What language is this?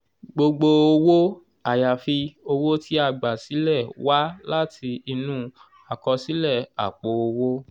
Yoruba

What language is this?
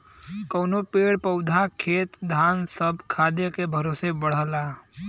Bhojpuri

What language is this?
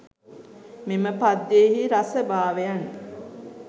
Sinhala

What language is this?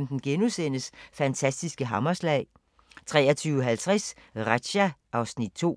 Danish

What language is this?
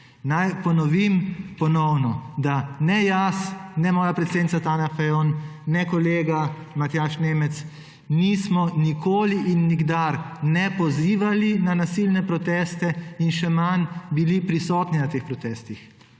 Slovenian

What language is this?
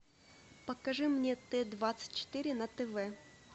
Russian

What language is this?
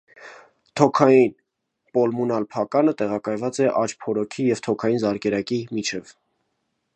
Armenian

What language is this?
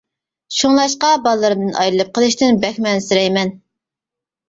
Uyghur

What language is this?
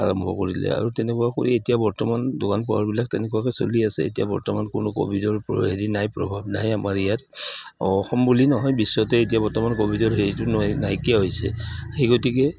Assamese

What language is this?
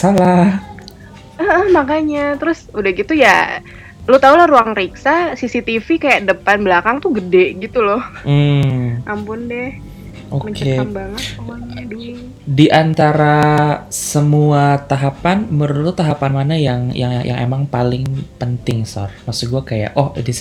Indonesian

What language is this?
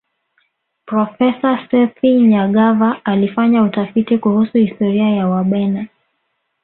Swahili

